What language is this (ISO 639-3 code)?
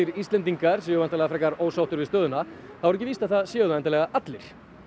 isl